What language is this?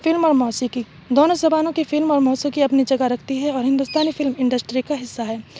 Urdu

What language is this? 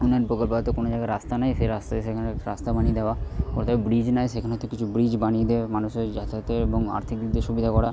Bangla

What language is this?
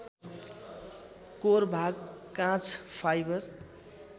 Nepali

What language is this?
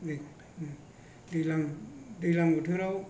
Bodo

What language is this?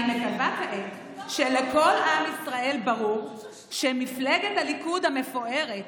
Hebrew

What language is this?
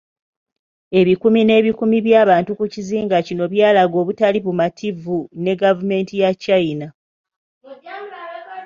Ganda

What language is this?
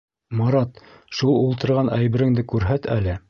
Bashkir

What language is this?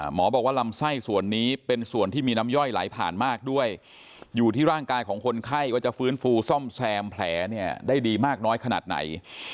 Thai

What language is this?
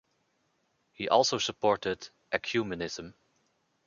English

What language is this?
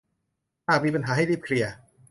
Thai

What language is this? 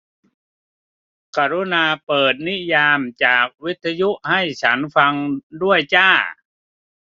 Thai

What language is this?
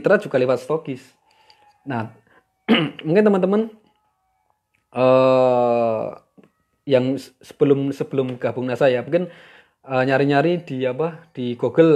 Indonesian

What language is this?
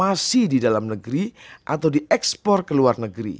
Indonesian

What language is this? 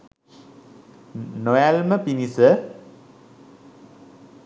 Sinhala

